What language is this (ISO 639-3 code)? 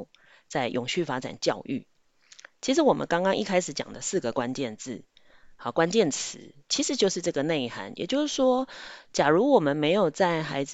zho